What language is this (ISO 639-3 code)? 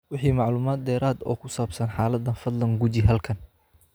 som